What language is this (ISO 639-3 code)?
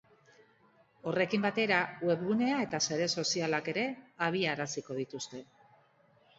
eus